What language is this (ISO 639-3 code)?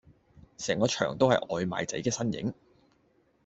yue